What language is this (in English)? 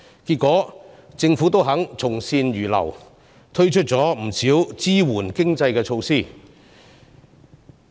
Cantonese